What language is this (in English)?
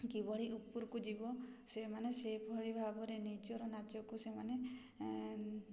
Odia